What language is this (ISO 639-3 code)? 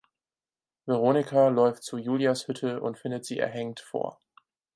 deu